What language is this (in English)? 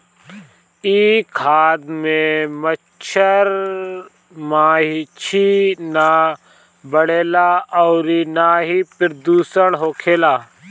Bhojpuri